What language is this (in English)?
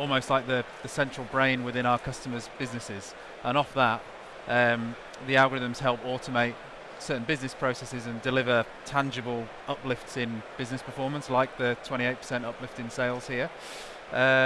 English